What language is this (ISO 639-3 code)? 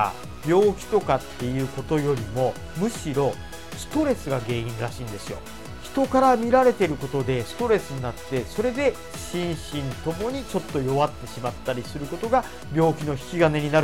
jpn